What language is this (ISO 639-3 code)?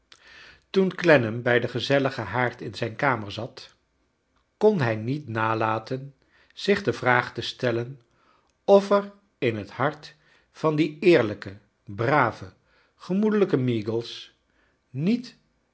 nld